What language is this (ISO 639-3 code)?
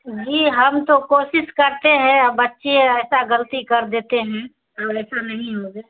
urd